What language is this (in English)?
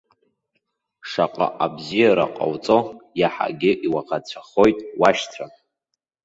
Abkhazian